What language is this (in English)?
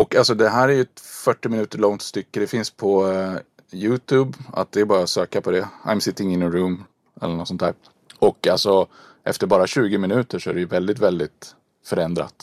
Swedish